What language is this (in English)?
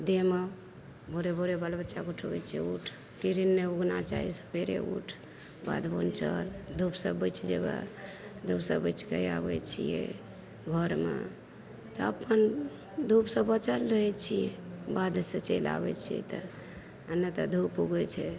Maithili